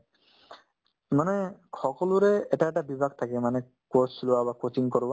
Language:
Assamese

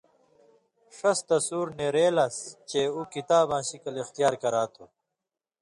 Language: Indus Kohistani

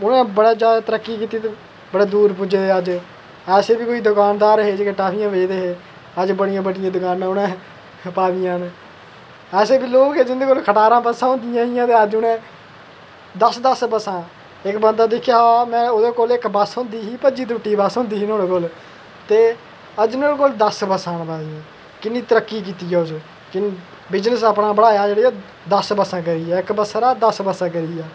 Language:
Dogri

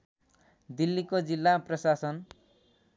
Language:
Nepali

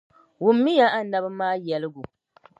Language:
Dagbani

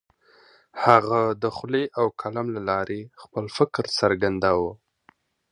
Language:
Pashto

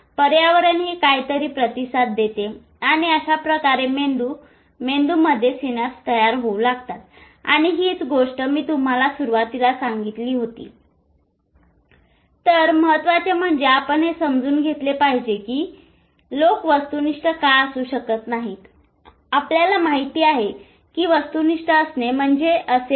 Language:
Marathi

